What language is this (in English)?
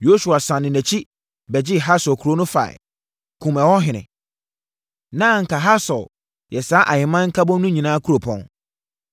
Akan